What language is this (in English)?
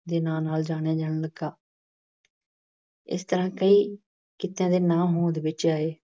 Punjabi